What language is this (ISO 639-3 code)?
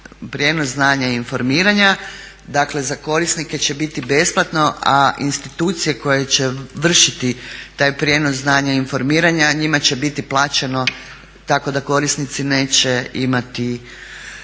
hrv